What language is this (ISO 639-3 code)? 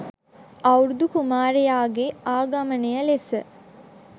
sin